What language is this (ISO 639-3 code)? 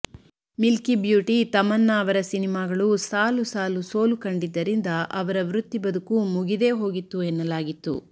kan